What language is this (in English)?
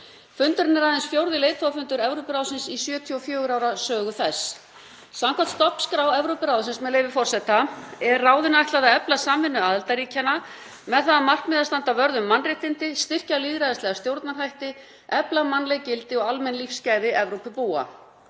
Icelandic